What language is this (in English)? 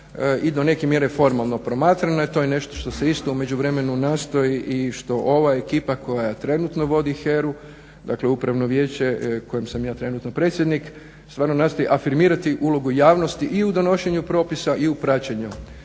Croatian